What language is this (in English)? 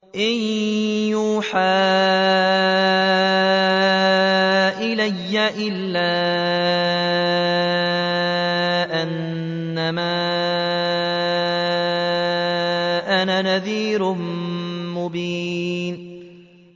Arabic